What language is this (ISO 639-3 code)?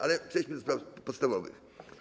pol